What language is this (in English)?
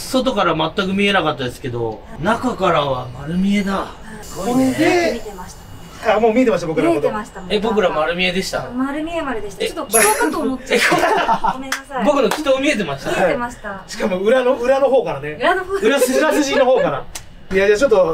Japanese